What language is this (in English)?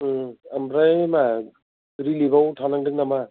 Bodo